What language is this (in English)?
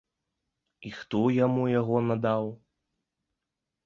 Belarusian